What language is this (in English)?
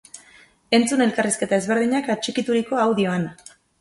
Basque